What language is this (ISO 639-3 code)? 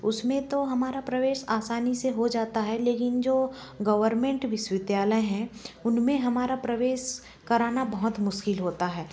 hin